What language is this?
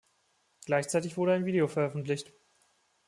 German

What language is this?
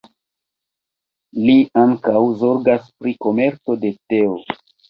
Esperanto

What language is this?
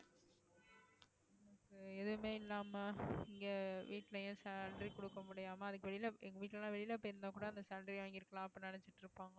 Tamil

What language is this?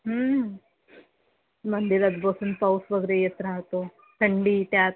Marathi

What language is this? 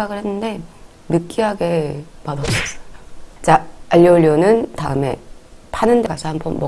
Korean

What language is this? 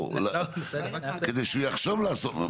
Hebrew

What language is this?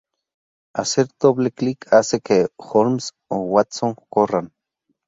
Spanish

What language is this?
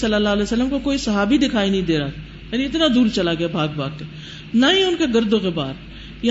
Urdu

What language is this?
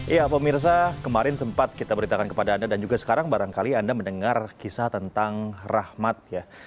Indonesian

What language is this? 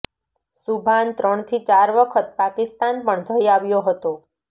Gujarati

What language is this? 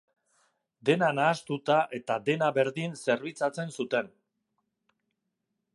Basque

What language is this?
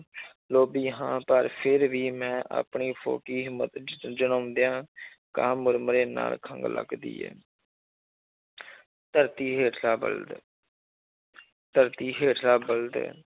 Punjabi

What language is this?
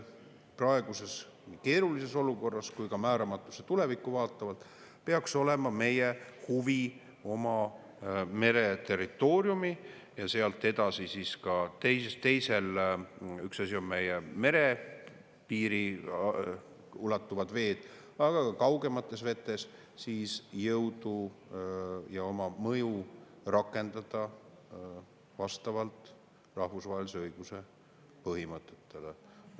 Estonian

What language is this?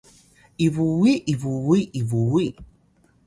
Atayal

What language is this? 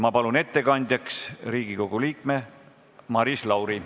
Estonian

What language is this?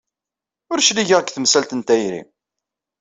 Kabyle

